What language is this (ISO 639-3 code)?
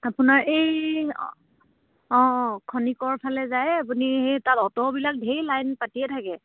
asm